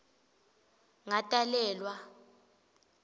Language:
Swati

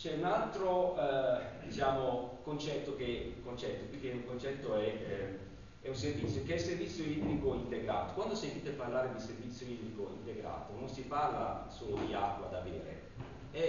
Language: Italian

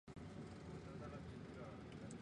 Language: Chinese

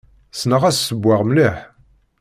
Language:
Kabyle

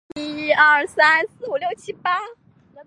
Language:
Chinese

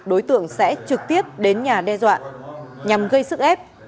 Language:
Vietnamese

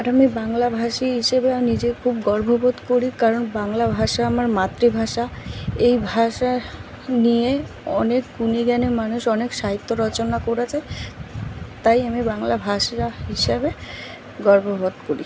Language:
Bangla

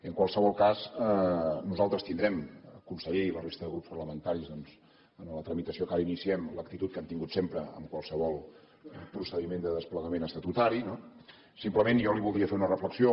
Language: Catalan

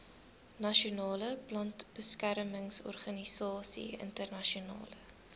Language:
Afrikaans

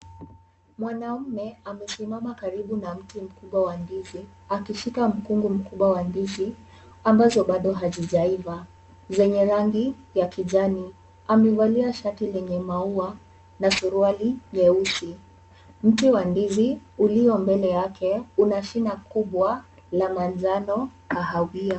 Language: Swahili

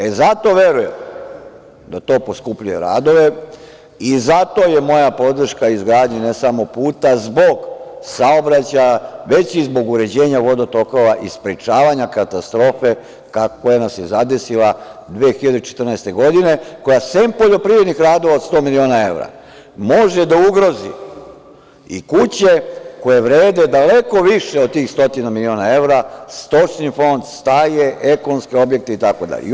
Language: Serbian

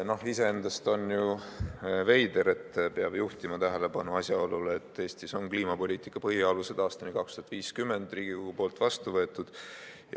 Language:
Estonian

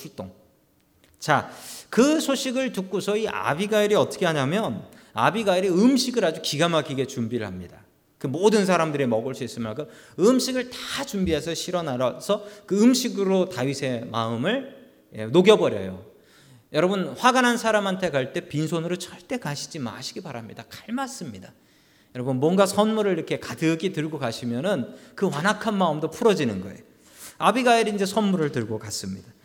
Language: Korean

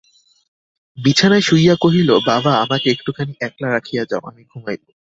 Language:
Bangla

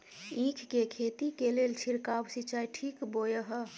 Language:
Maithili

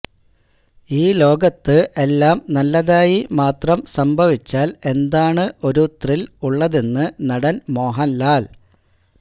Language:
Malayalam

